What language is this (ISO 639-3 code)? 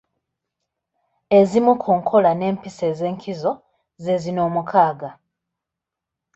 lug